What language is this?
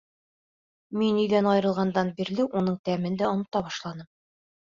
Bashkir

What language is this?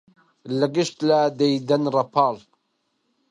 Central Kurdish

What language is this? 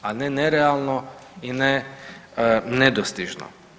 Croatian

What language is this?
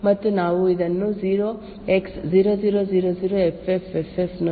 Kannada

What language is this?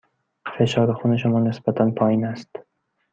Persian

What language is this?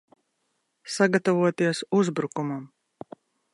Latvian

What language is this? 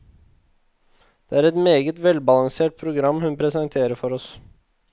Norwegian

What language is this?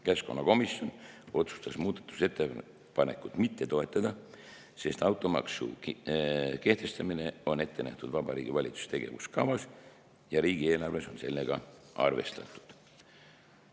Estonian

